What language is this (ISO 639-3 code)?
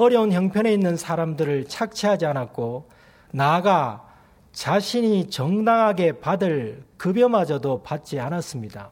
kor